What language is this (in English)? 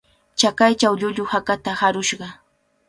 Cajatambo North Lima Quechua